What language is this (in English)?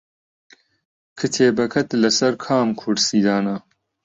Central Kurdish